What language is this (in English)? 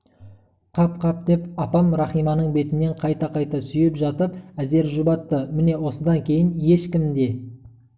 Kazakh